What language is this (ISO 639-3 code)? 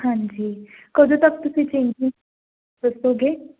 pan